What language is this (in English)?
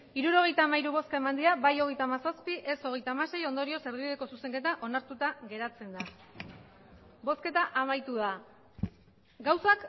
Basque